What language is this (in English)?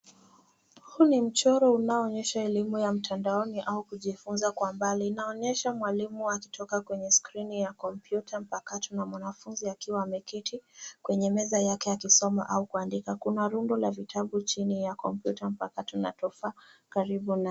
Swahili